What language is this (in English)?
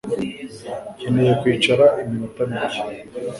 Kinyarwanda